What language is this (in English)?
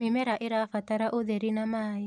Kikuyu